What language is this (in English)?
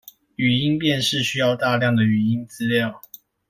Chinese